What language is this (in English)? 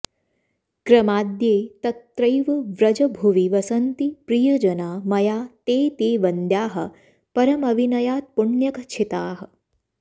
Sanskrit